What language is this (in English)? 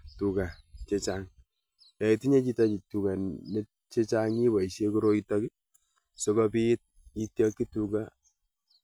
Kalenjin